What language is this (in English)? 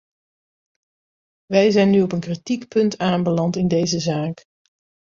Dutch